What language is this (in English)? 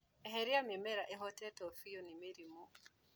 Kikuyu